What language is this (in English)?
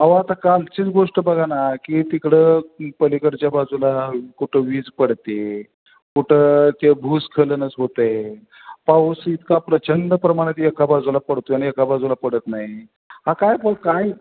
Marathi